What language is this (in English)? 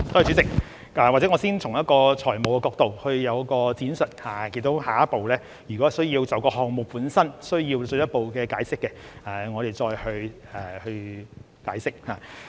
Cantonese